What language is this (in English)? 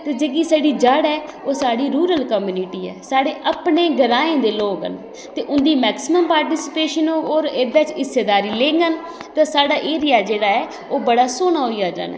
Dogri